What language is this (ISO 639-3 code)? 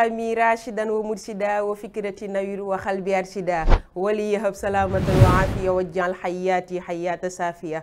ara